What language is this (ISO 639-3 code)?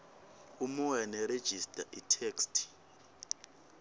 ssw